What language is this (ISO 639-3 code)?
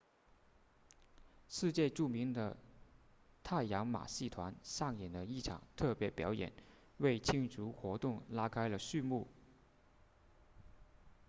zho